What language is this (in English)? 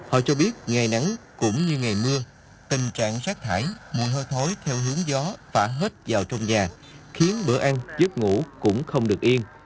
Vietnamese